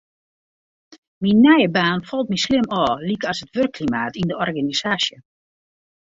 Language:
Western Frisian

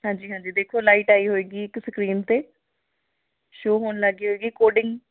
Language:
Punjabi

